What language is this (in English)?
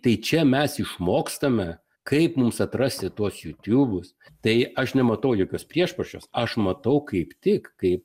Lithuanian